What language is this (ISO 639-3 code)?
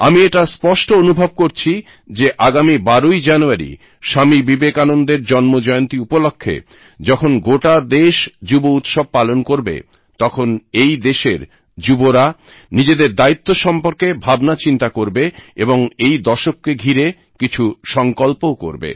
ben